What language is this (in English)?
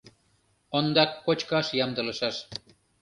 Mari